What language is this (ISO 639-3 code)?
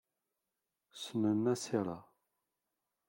kab